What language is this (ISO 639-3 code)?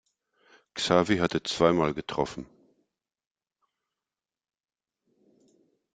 deu